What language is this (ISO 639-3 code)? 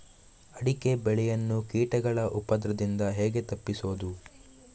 kan